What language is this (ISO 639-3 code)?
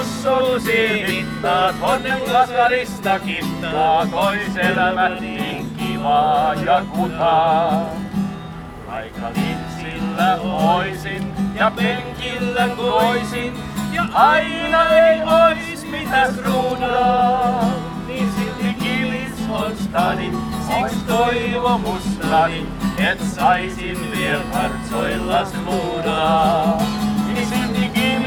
fin